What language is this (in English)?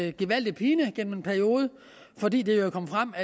Danish